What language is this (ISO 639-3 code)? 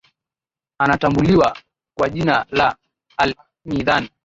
swa